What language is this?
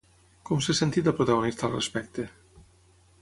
Catalan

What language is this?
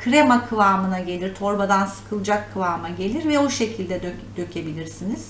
Turkish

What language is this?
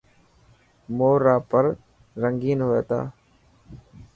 Dhatki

